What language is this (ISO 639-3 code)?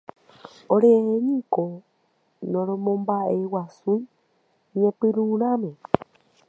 grn